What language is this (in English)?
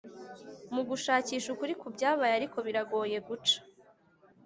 Kinyarwanda